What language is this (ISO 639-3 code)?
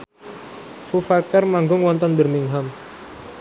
jav